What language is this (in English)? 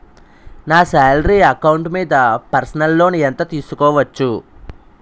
Telugu